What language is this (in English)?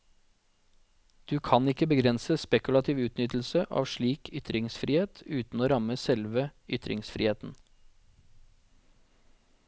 Norwegian